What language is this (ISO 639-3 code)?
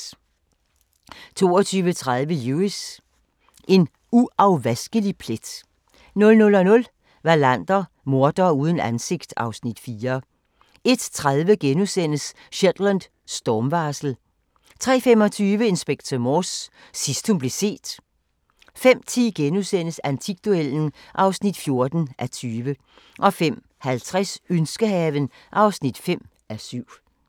dan